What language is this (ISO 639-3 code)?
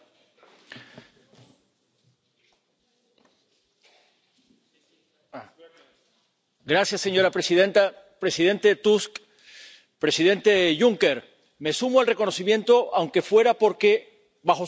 spa